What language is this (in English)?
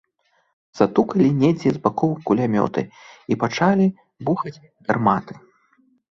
Belarusian